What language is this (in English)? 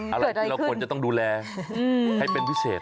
Thai